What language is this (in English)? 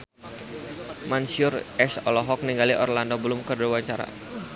Sundanese